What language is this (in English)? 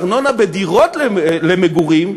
Hebrew